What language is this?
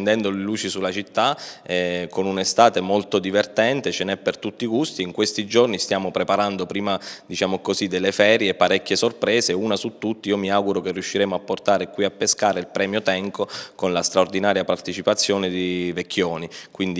Italian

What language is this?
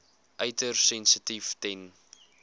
Afrikaans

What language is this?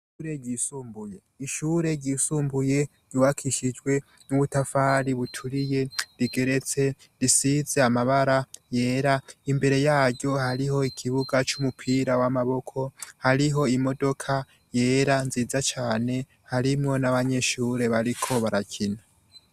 Rundi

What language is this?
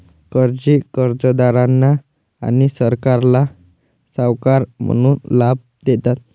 Marathi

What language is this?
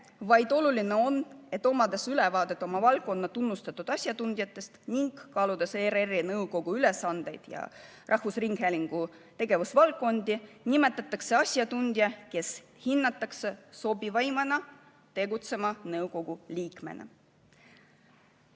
Estonian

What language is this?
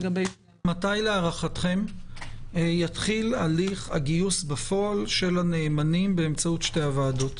Hebrew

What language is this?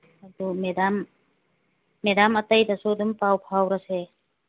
Manipuri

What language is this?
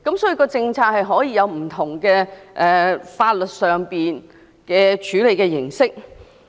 Cantonese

